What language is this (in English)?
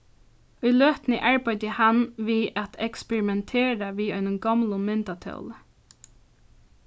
Faroese